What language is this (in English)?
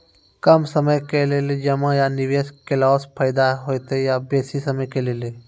Maithili